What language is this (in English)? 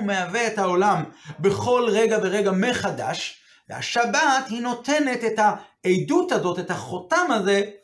Hebrew